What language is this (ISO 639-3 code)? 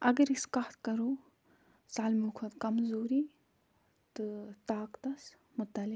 kas